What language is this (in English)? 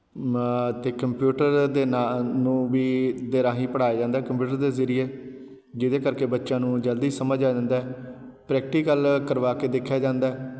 Punjabi